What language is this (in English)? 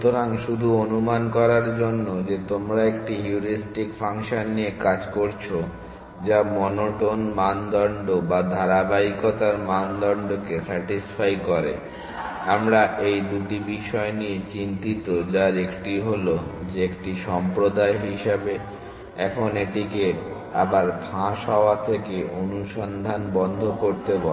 Bangla